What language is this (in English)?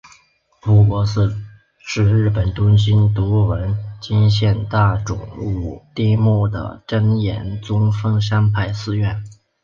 Chinese